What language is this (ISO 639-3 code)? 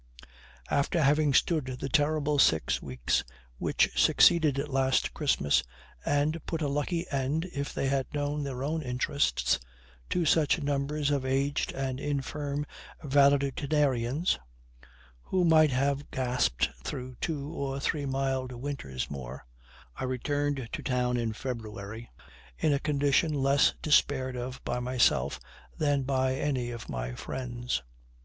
eng